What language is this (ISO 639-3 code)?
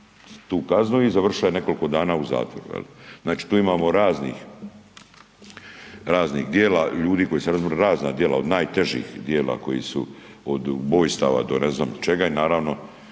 hrv